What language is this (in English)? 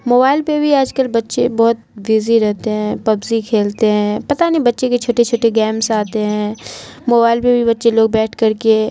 Urdu